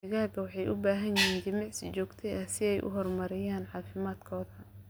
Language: Somali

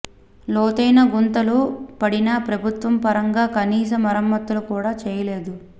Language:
Telugu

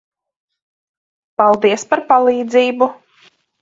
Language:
Latvian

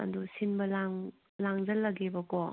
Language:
Manipuri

